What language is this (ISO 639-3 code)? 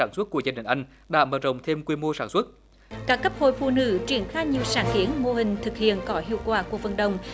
vie